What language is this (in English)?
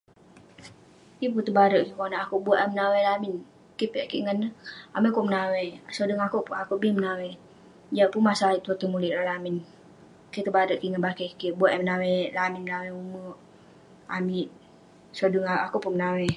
Western Penan